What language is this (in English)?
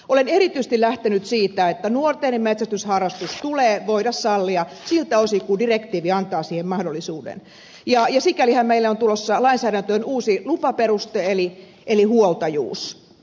Finnish